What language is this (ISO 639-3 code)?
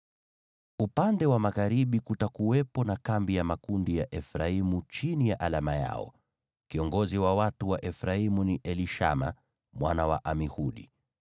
swa